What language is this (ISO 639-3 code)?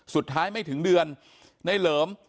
tha